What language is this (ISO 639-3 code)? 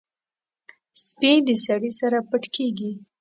pus